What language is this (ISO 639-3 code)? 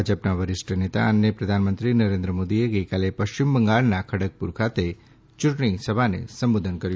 guj